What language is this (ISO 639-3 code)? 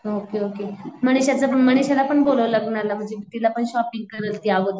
mar